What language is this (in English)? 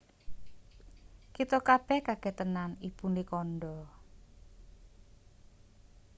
Javanese